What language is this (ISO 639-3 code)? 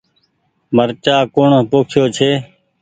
gig